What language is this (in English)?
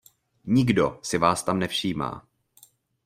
Czech